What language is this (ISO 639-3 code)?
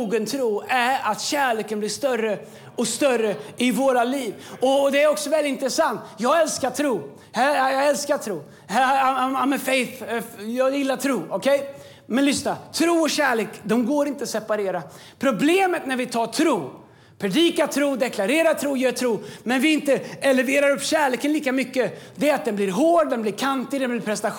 swe